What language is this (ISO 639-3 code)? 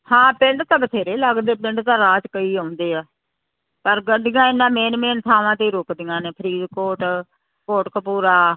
pan